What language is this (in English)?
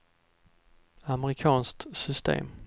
Swedish